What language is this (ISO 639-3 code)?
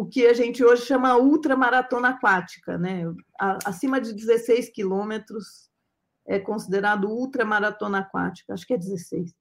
por